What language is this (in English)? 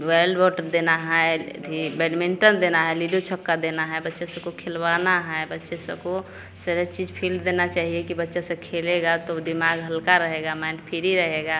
Hindi